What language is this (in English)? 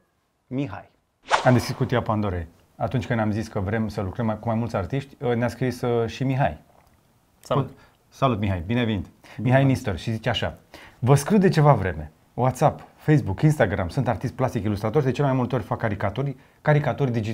Romanian